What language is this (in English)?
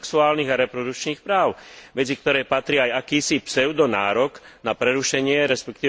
Slovak